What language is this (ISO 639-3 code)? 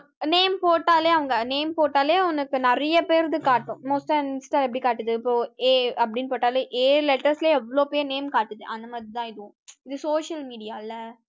tam